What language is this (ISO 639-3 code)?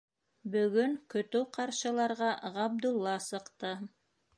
bak